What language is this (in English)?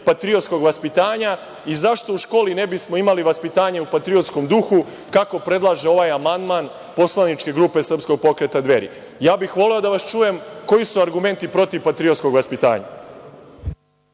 Serbian